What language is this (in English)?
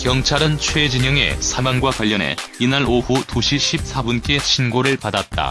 Korean